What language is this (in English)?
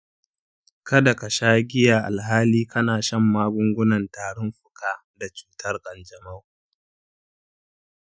Hausa